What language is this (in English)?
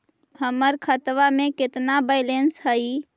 Magahi